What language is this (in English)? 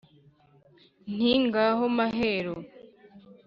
Kinyarwanda